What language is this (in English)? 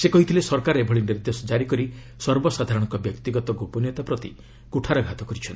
Odia